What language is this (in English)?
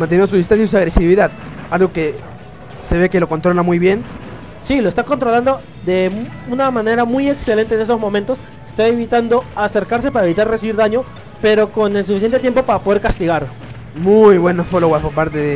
Spanish